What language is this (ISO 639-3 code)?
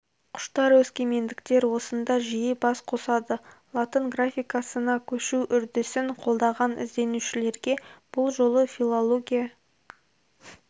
kaz